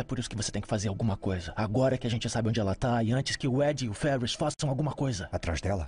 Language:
Portuguese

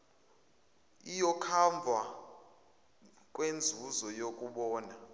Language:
Zulu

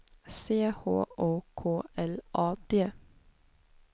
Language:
Swedish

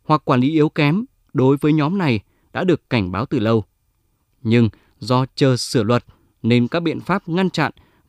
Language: Vietnamese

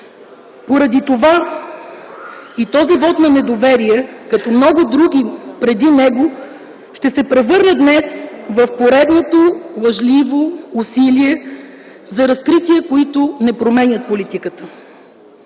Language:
Bulgarian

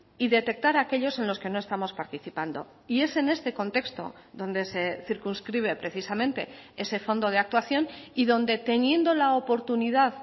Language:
Spanish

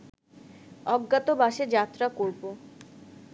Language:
Bangla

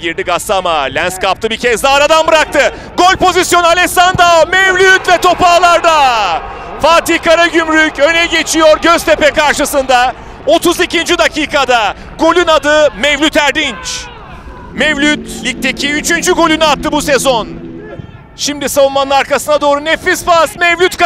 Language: Turkish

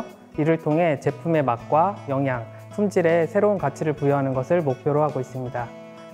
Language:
Korean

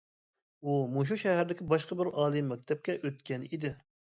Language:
Uyghur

